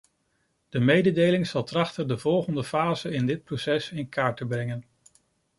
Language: Dutch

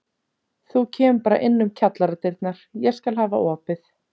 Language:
Icelandic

